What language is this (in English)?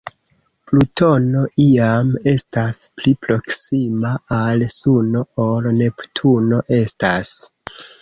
Esperanto